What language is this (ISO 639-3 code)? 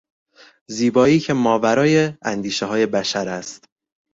fas